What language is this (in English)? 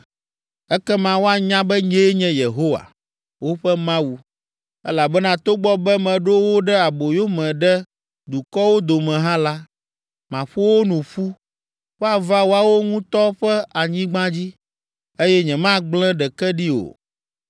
Ewe